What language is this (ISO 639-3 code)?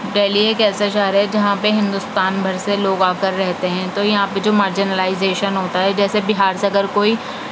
urd